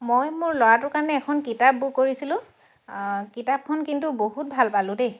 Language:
Assamese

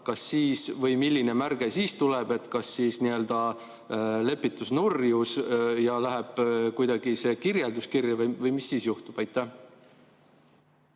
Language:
Estonian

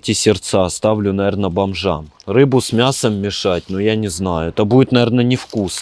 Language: Russian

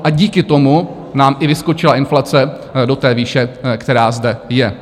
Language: Czech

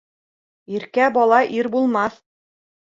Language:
Bashkir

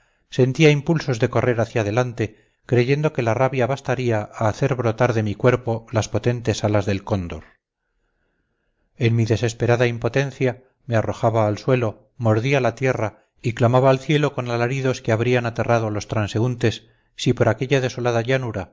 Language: Spanish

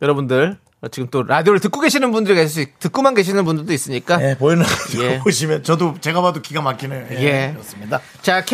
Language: Korean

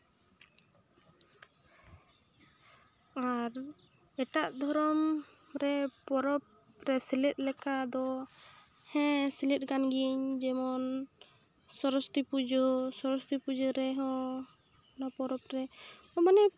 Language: Santali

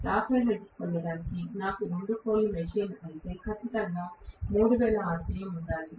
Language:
Telugu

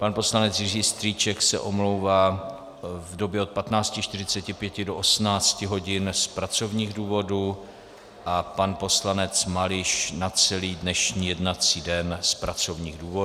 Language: Czech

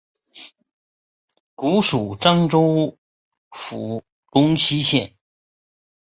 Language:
Chinese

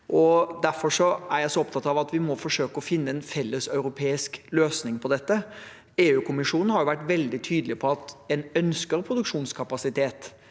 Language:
Norwegian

